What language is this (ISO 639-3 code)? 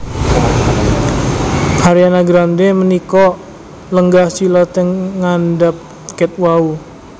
jav